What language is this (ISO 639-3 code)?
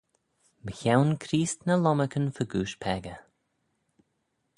glv